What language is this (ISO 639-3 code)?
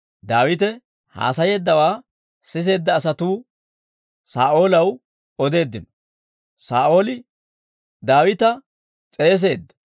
dwr